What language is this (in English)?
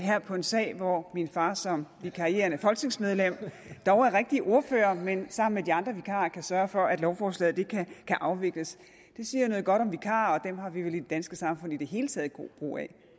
Danish